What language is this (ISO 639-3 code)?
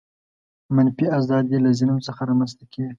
pus